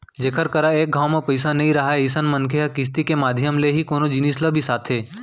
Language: Chhattisgarhi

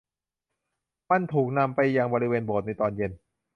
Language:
Thai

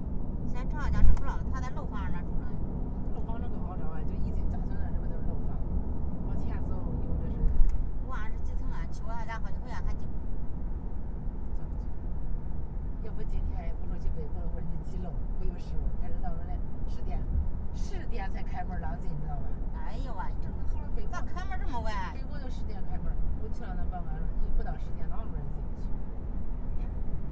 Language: Chinese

